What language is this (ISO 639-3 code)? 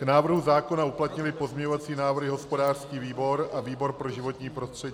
ces